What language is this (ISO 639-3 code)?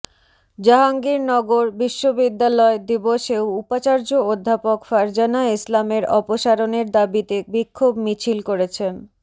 ben